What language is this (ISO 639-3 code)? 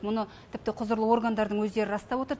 kaz